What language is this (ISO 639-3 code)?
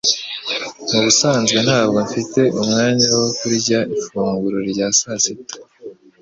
kin